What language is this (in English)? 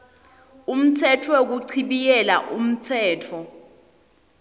Swati